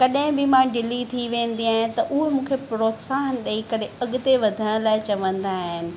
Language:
Sindhi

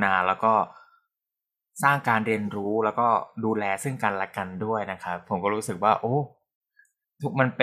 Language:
Thai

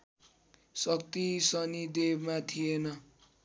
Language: Nepali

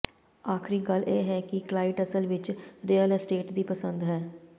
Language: Punjabi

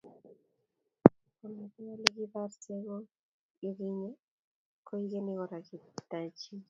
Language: Kalenjin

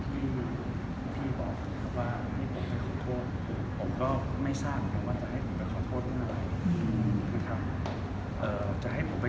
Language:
Thai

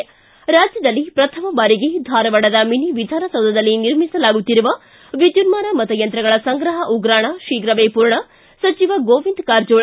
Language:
Kannada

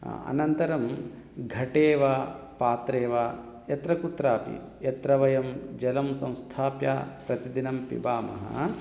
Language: Sanskrit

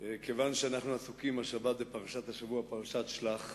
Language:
Hebrew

